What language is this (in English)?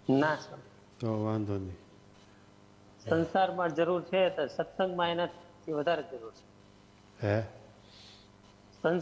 Gujarati